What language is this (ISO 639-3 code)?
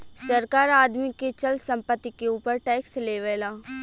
bho